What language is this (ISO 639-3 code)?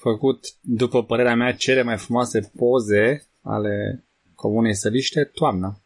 ron